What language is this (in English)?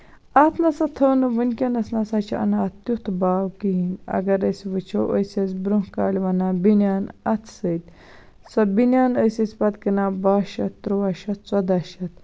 Kashmiri